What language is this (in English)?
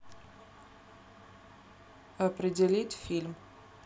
Russian